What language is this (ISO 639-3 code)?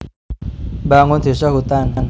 jav